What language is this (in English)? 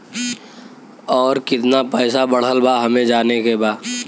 Bhojpuri